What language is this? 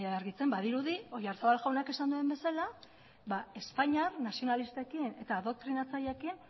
Basque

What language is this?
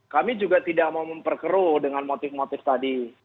Indonesian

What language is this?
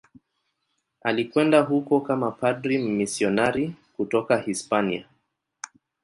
Swahili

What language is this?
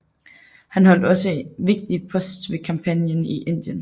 Danish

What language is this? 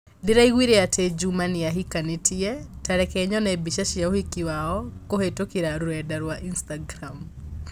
Kikuyu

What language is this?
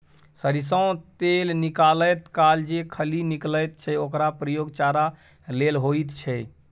Maithili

